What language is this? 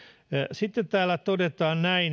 Finnish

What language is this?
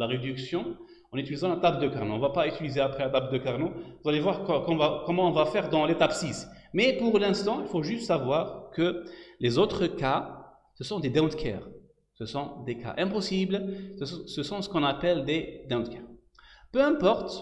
French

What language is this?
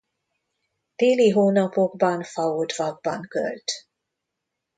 Hungarian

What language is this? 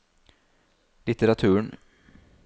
Norwegian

